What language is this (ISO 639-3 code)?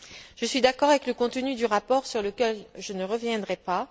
fra